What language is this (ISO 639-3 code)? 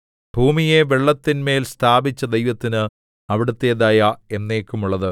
mal